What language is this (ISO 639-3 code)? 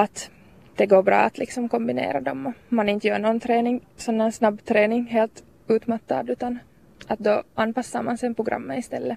swe